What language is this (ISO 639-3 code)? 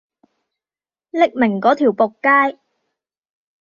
yue